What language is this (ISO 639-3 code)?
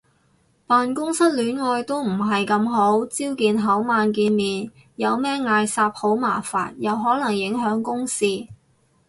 yue